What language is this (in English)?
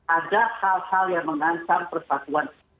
Indonesian